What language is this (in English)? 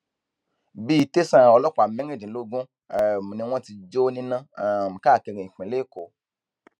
Yoruba